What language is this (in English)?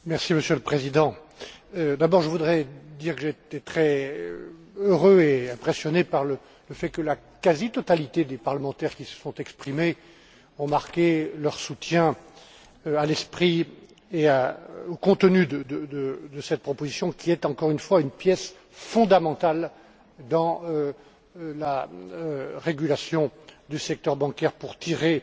French